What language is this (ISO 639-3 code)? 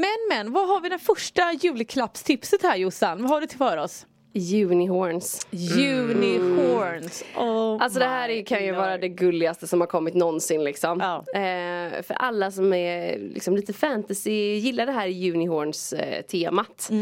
swe